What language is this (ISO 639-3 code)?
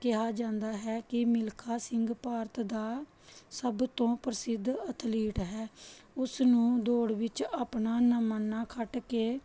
pan